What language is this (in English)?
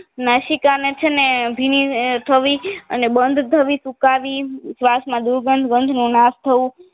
Gujarati